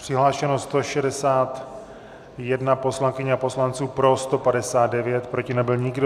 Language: Czech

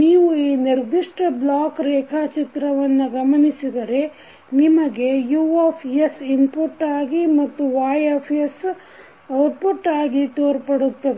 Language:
Kannada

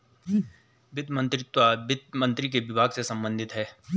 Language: Hindi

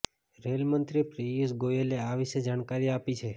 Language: Gujarati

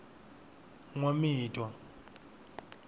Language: Tsonga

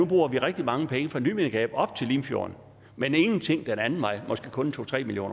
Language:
Danish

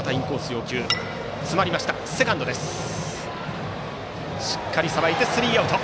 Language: Japanese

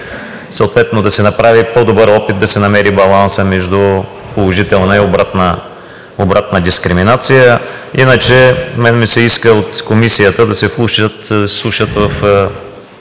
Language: Bulgarian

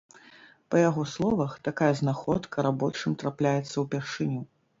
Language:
Belarusian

